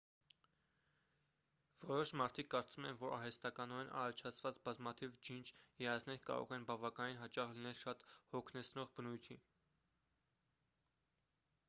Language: Armenian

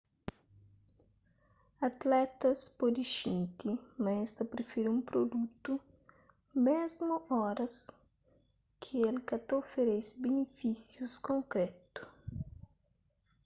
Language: Kabuverdianu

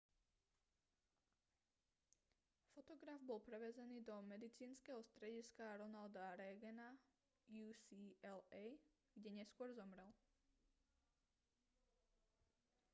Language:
Slovak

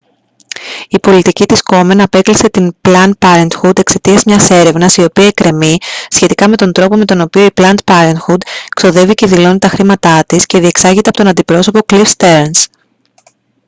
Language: Greek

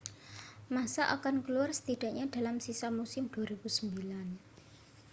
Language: Indonesian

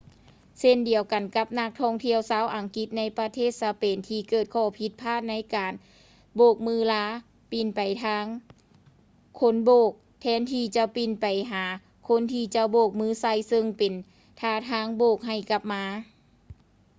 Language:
Lao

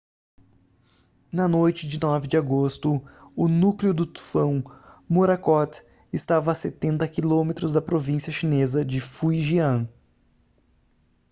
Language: Portuguese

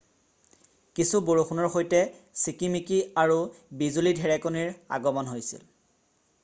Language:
Assamese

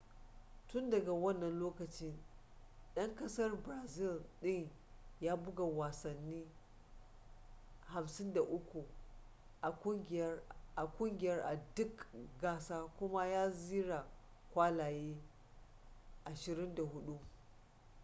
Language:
Hausa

